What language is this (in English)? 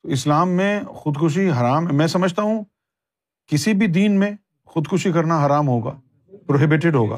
Urdu